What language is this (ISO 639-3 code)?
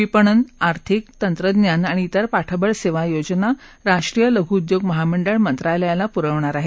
mar